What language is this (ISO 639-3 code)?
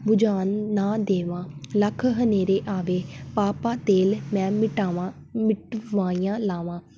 pan